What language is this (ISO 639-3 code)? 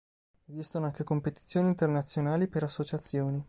ita